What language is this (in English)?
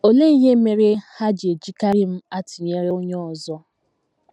Igbo